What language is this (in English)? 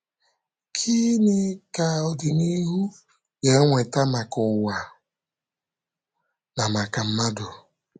Igbo